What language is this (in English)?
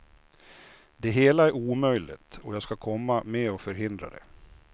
Swedish